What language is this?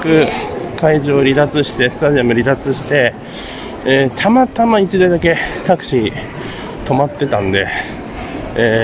Japanese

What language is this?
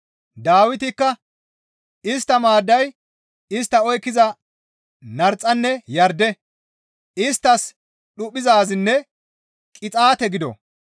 Gamo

